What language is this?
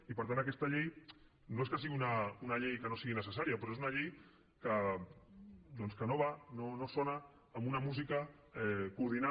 Catalan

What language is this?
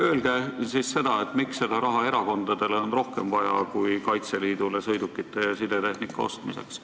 Estonian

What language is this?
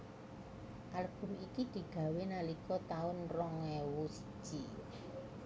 Javanese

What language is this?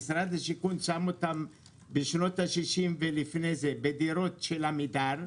Hebrew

